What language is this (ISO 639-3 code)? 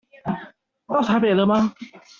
zho